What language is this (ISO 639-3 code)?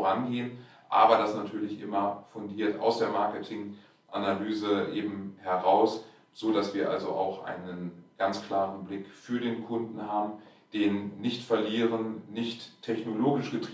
deu